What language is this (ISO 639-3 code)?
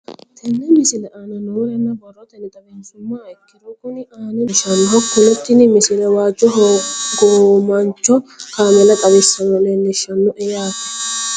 sid